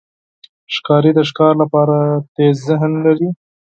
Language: Pashto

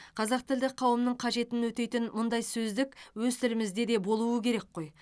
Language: Kazakh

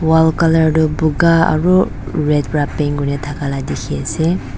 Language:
Naga Pidgin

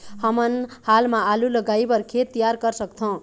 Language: Chhattisgarhi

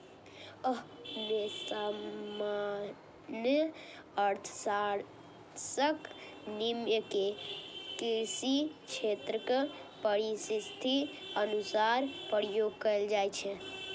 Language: Maithili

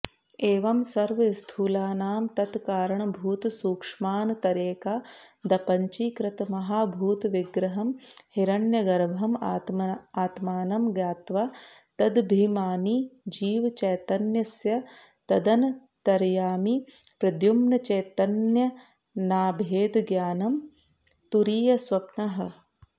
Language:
Sanskrit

